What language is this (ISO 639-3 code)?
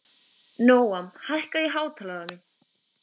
isl